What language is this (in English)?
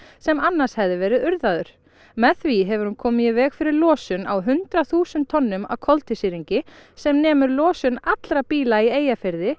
Icelandic